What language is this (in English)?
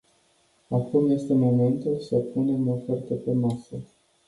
Romanian